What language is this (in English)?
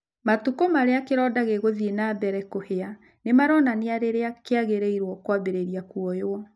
Kikuyu